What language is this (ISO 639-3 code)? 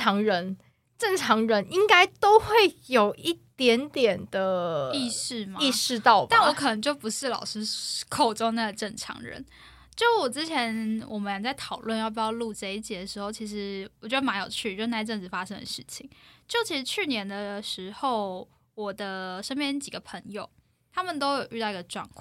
zho